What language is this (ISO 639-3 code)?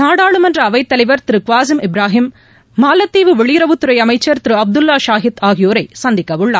tam